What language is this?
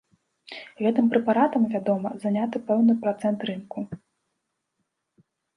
Belarusian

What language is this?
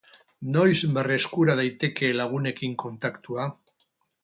Basque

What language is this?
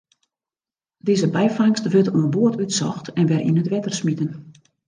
Western Frisian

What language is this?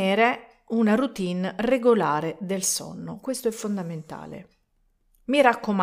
Italian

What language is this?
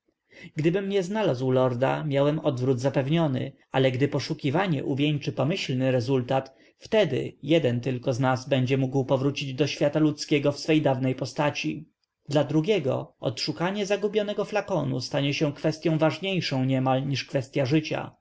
Polish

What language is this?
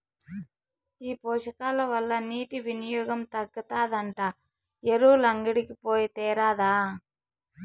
Telugu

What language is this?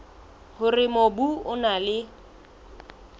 Southern Sotho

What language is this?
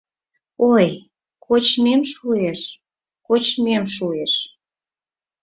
Mari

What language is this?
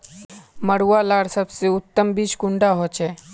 Magahi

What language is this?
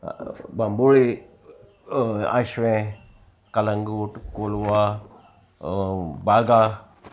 Konkani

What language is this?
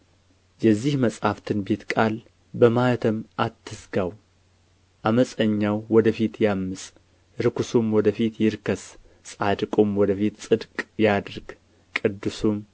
Amharic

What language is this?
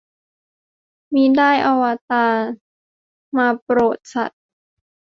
Thai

